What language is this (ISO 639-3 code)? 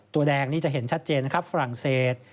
tha